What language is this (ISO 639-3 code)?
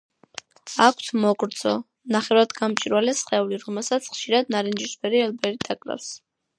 kat